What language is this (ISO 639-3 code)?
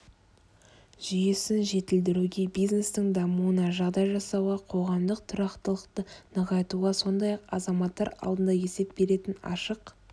kaz